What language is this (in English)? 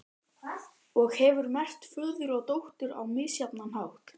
Icelandic